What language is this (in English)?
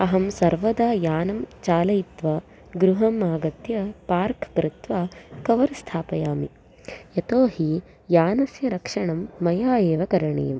Sanskrit